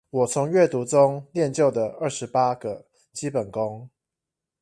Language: Chinese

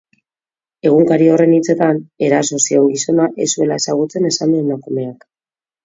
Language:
Basque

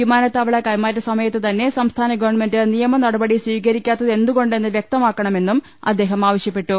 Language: Malayalam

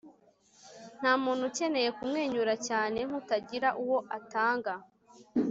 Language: Kinyarwanda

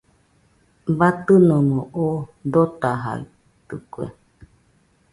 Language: Nüpode Huitoto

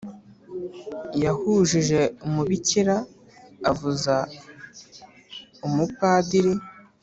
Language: Kinyarwanda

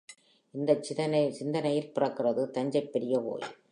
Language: Tamil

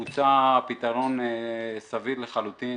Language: Hebrew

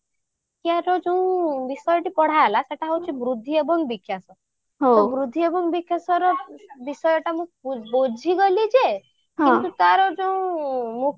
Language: Odia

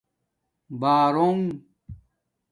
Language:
Domaaki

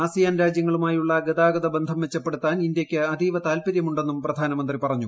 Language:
Malayalam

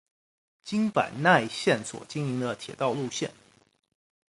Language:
Chinese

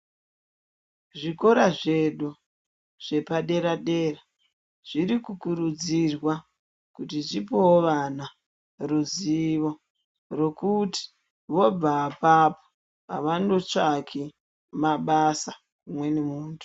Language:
Ndau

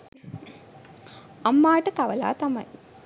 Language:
Sinhala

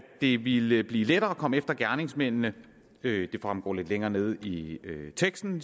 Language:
Danish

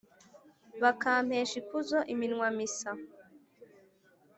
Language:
Kinyarwanda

